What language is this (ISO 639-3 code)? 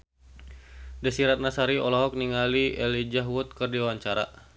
sun